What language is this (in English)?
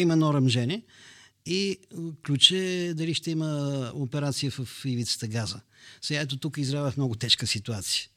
Bulgarian